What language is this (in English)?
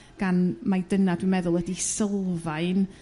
Welsh